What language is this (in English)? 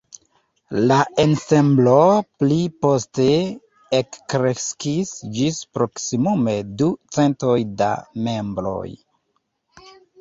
Esperanto